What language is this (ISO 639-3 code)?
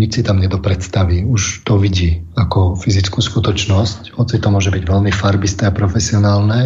slk